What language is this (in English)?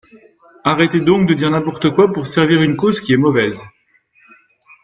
French